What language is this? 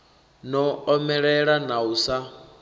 Venda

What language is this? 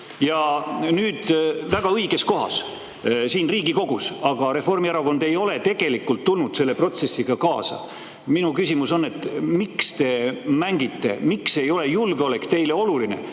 Estonian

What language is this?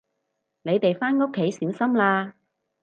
Cantonese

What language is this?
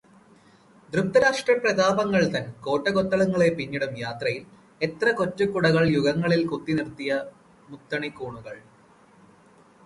Malayalam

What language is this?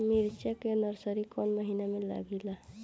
Bhojpuri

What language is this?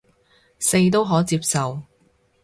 Cantonese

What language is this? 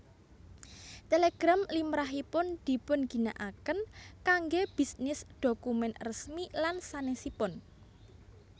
Javanese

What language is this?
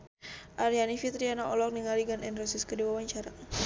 Sundanese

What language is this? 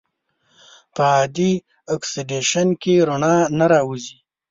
Pashto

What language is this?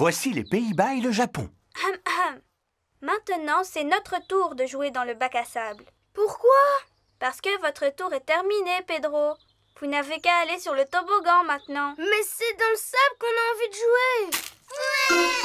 French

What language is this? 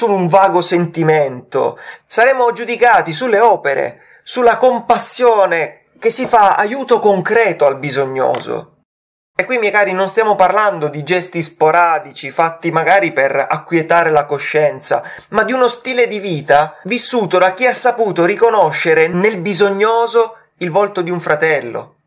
Italian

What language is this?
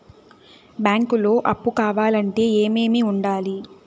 Telugu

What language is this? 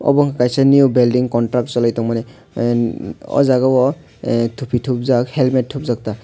Kok Borok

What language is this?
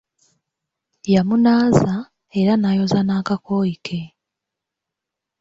Ganda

